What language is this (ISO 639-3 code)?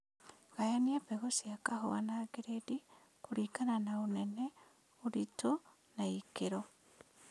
kik